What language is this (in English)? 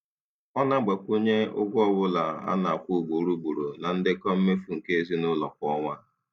Igbo